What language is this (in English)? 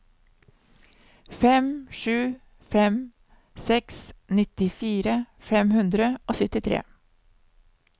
Norwegian